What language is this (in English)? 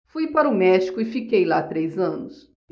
Portuguese